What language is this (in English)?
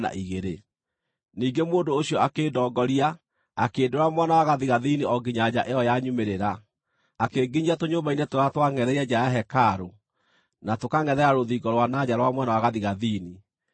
Kikuyu